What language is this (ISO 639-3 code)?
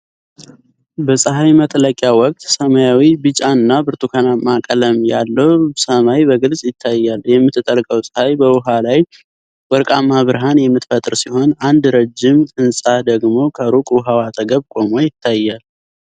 amh